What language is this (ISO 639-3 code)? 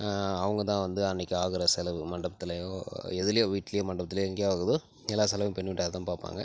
tam